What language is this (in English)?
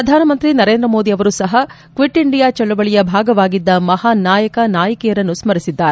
Kannada